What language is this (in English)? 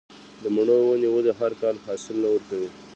Pashto